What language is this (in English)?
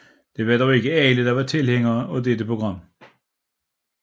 Danish